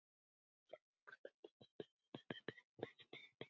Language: Icelandic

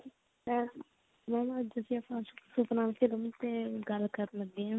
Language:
Punjabi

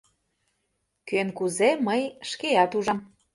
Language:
Mari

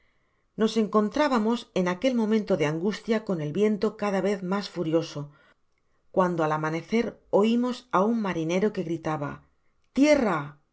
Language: Spanish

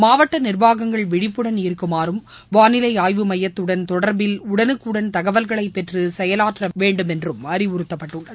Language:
Tamil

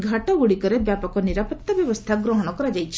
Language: Odia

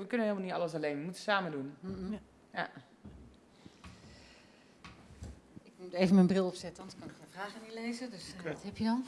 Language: Dutch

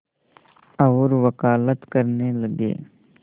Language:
Hindi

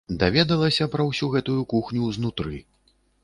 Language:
Belarusian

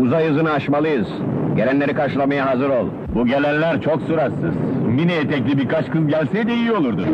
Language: Turkish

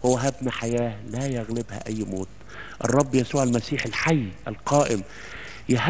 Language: Arabic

